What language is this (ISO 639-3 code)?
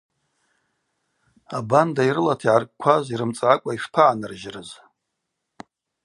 abq